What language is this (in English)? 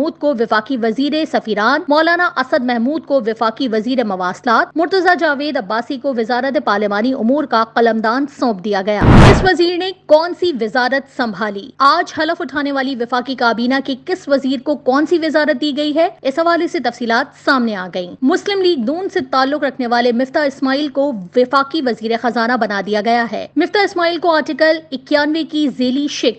Urdu